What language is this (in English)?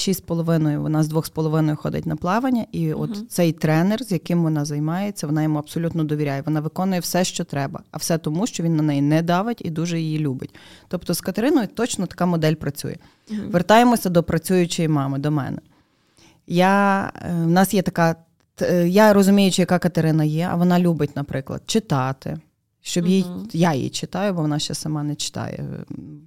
Ukrainian